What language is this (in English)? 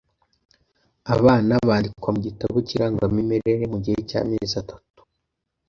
Kinyarwanda